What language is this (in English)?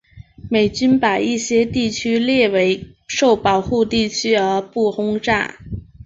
Chinese